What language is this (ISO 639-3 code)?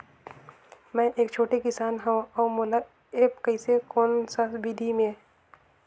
hne